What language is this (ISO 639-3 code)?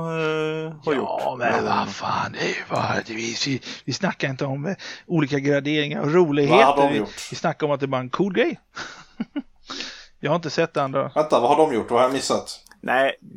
swe